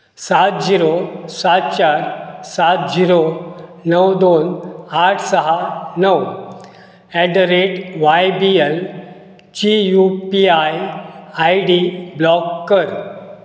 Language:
Konkani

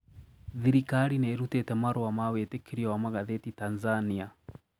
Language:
Kikuyu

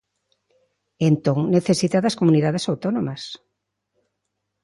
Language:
Galician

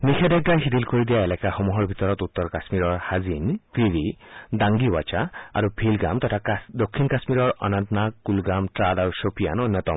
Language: Assamese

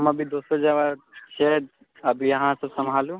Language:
Maithili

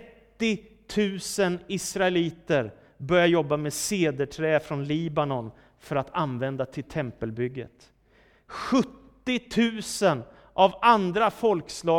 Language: Swedish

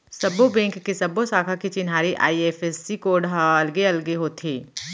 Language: Chhattisgarhi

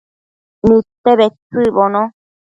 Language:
Matsés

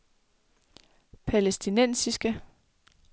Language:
Danish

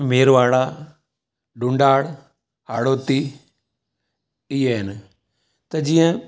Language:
Sindhi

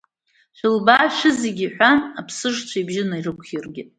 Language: Abkhazian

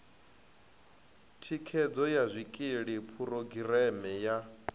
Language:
Venda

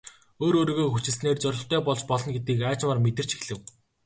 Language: Mongolian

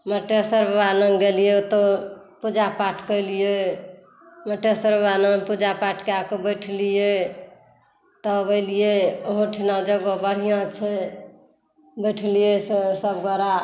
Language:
Maithili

